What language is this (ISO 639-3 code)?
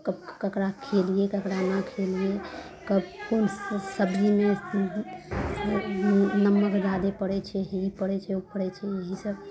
mai